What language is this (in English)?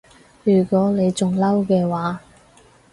Cantonese